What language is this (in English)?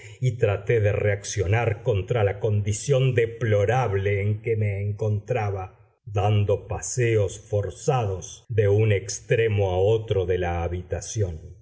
Spanish